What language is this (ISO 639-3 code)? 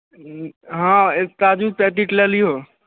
mai